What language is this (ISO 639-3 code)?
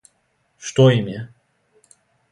srp